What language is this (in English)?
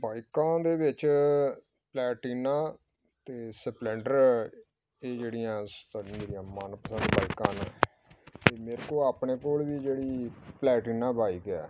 Punjabi